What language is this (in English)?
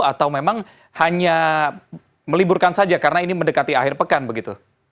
Indonesian